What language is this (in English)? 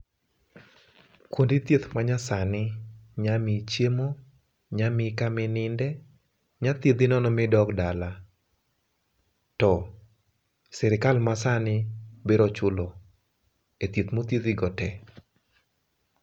Luo (Kenya and Tanzania)